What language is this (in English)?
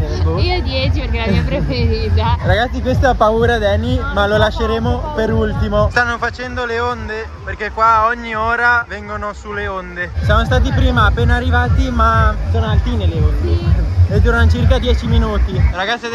Italian